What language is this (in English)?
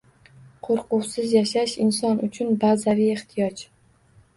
Uzbek